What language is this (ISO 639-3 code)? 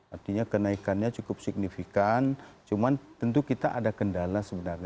ind